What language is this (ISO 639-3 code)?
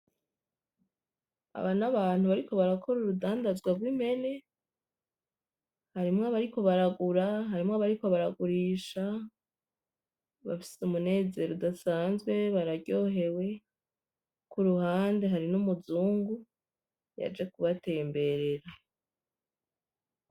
run